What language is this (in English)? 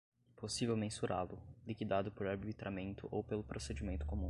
Portuguese